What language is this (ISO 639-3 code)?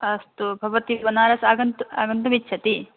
san